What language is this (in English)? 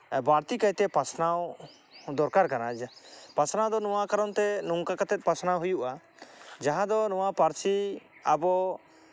Santali